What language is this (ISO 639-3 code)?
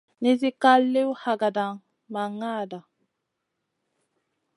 mcn